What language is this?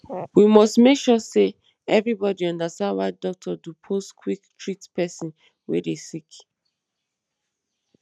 Nigerian Pidgin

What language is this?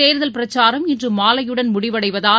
Tamil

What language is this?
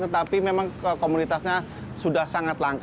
Indonesian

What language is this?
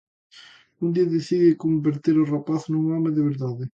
Galician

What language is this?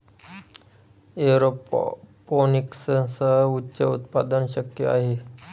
Marathi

